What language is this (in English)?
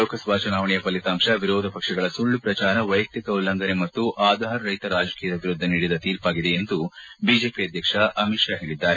Kannada